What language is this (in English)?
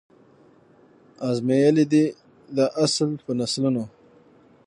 Pashto